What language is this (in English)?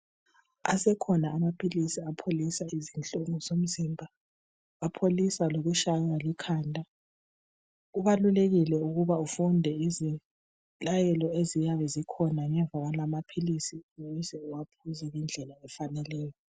North Ndebele